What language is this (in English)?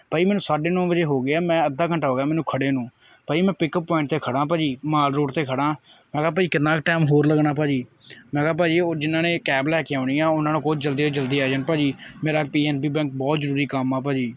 Punjabi